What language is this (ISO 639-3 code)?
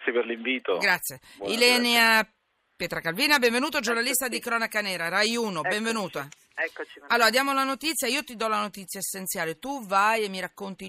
ita